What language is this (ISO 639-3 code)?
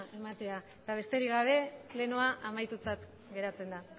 eus